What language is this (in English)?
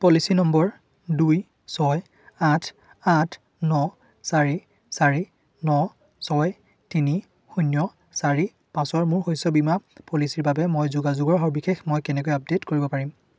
Assamese